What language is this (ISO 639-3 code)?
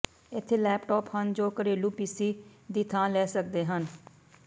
pan